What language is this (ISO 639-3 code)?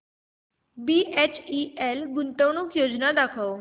mar